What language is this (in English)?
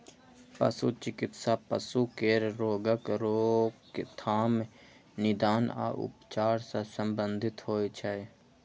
Maithili